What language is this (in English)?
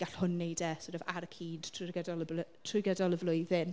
Welsh